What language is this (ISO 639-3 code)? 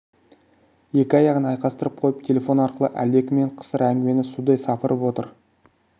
kaz